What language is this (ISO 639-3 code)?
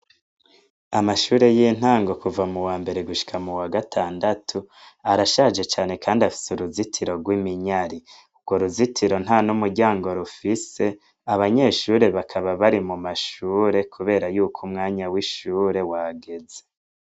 run